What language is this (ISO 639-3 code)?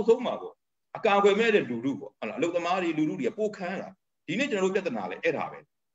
ron